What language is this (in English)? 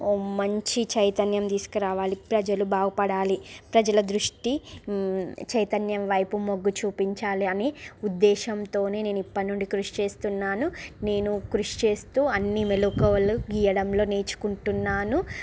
Telugu